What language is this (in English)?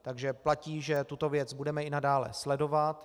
Czech